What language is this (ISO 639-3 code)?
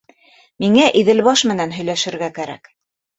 bak